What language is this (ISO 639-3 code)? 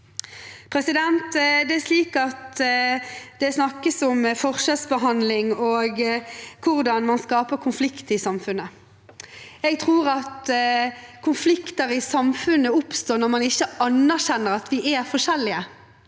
nor